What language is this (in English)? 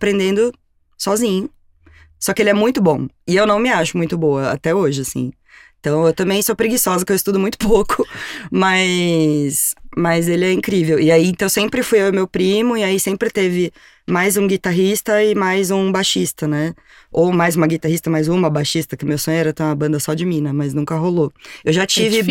Portuguese